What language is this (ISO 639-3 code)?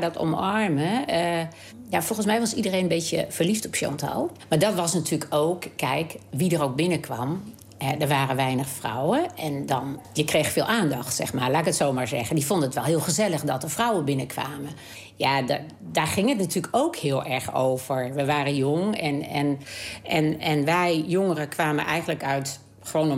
nld